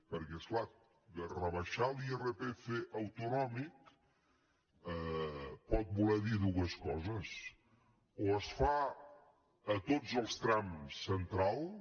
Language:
Catalan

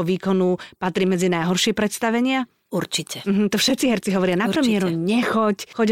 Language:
Slovak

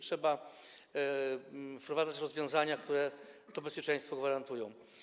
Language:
Polish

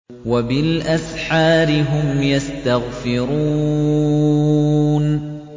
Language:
Arabic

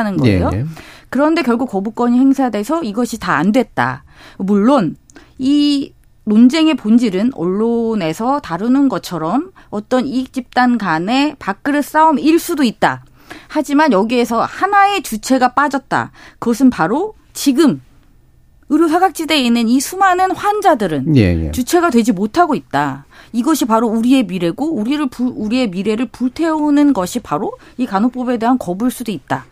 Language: Korean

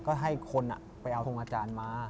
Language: Thai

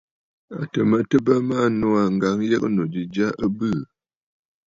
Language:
Bafut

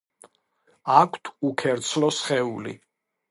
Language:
Georgian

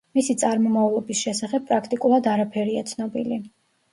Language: Georgian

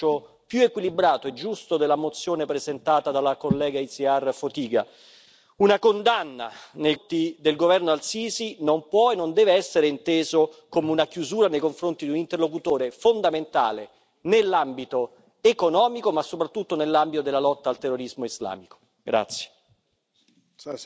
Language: Italian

